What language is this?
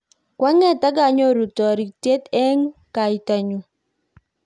Kalenjin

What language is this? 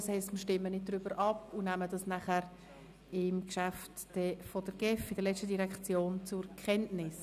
Swiss German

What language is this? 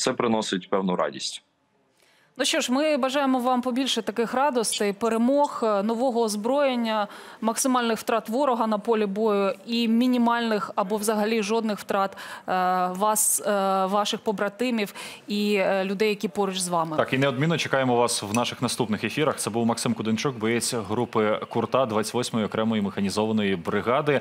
Ukrainian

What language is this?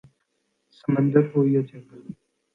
Urdu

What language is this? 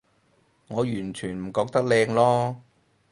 Cantonese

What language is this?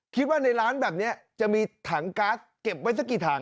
Thai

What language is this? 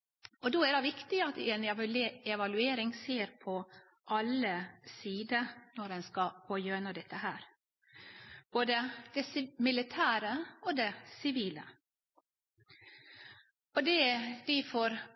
Norwegian Nynorsk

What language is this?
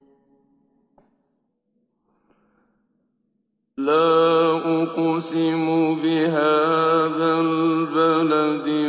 Arabic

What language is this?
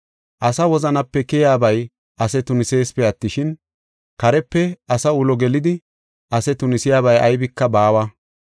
Gofa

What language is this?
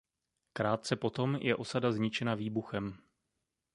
Czech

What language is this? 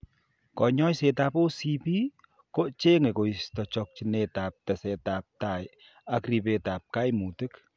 Kalenjin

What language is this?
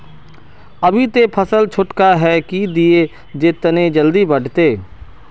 Magahi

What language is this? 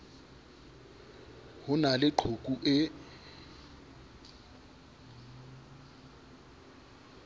Southern Sotho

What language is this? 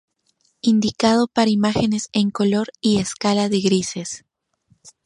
Spanish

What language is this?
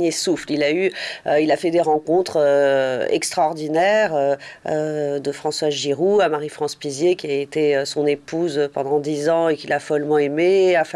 French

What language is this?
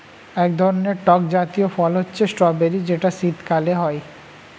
Bangla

